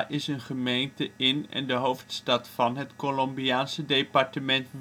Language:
Dutch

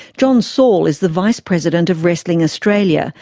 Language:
English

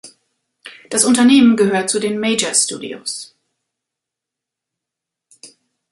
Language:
German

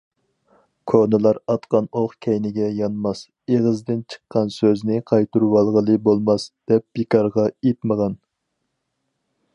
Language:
Uyghur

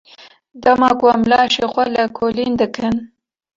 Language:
Kurdish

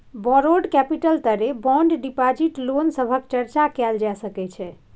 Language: Maithili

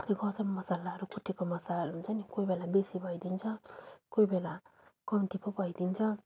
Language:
Nepali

